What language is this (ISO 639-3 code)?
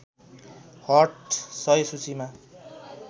nep